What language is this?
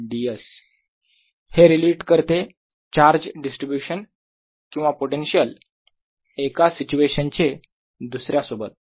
Marathi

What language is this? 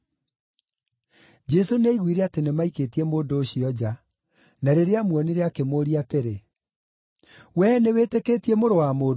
Kikuyu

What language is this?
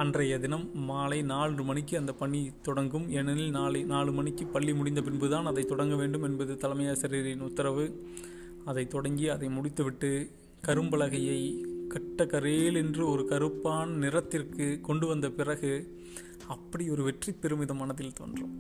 Tamil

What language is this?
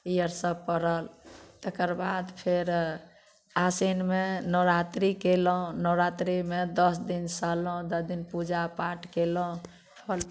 Maithili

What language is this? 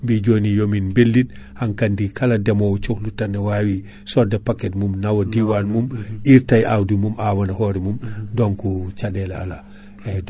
Fula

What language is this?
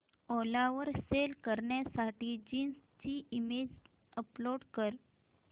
Marathi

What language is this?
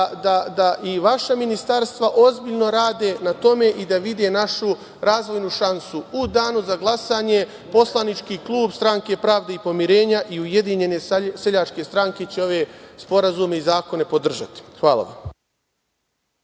Serbian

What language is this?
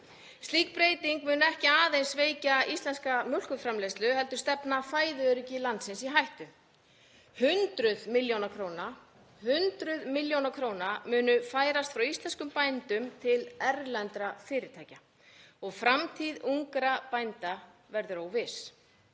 Icelandic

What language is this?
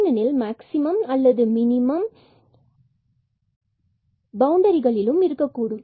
Tamil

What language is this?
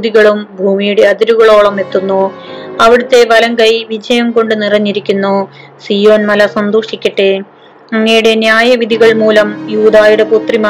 Malayalam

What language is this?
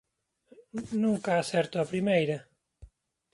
Galician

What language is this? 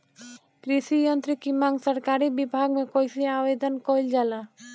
Bhojpuri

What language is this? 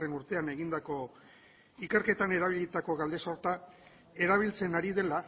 Basque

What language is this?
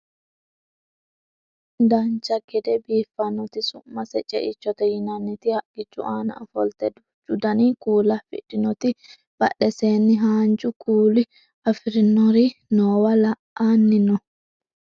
Sidamo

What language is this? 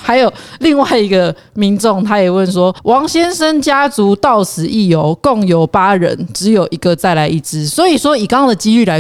Chinese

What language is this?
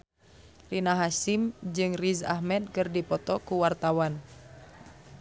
Sundanese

